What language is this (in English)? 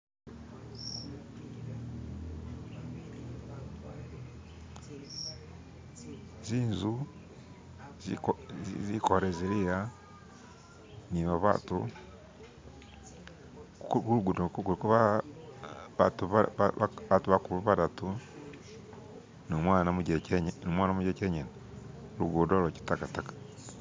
Masaaba